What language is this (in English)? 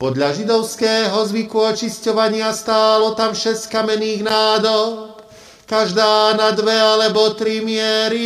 Slovak